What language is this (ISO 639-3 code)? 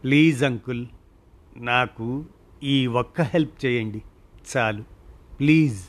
tel